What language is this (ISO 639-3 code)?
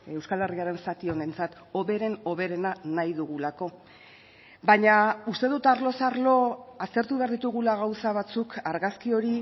eus